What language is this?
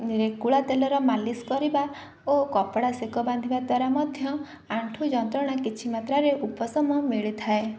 Odia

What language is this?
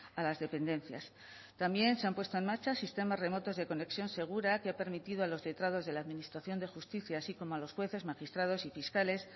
Spanish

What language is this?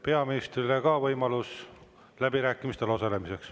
Estonian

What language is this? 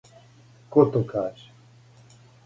Serbian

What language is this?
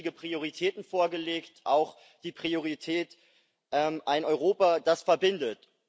German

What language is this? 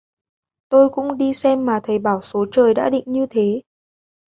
Vietnamese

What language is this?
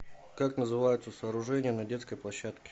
Russian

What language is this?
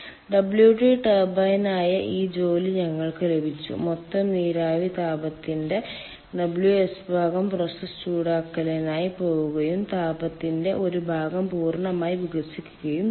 Malayalam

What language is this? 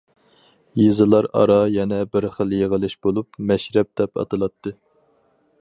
Uyghur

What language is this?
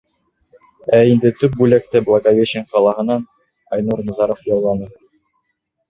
Bashkir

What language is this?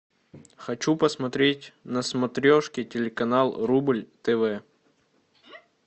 Russian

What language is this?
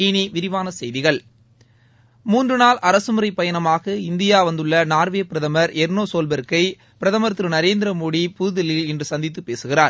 Tamil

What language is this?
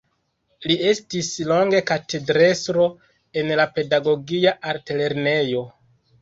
Esperanto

